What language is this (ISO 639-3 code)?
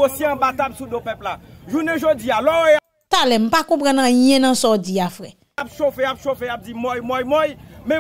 fra